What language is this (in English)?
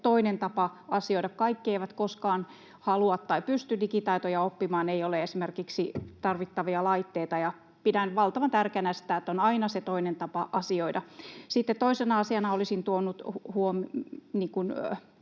Finnish